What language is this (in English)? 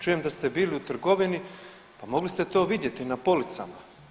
Croatian